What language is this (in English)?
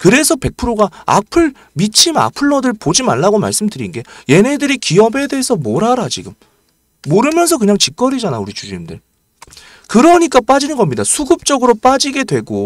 Korean